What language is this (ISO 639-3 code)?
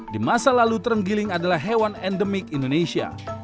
ind